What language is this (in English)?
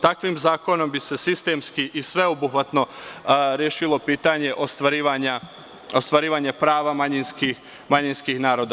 Serbian